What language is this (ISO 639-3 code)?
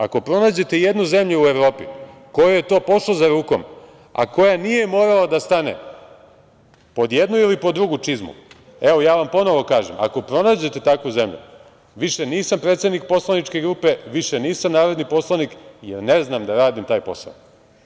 srp